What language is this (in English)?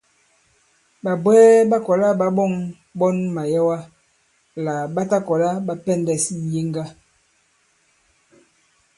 Bankon